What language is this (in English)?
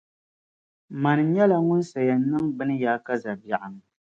Dagbani